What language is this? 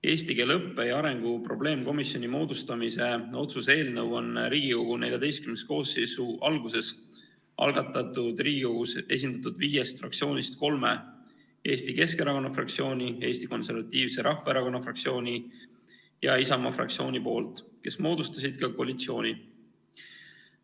Estonian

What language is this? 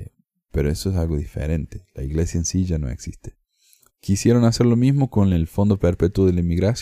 Spanish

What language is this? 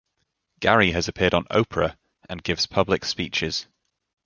English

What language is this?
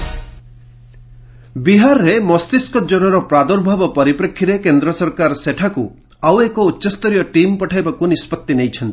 Odia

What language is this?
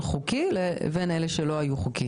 Hebrew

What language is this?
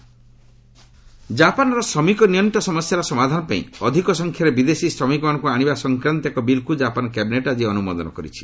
Odia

